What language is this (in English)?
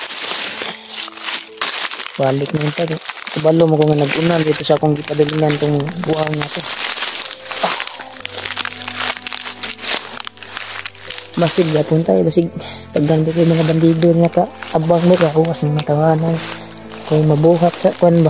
Filipino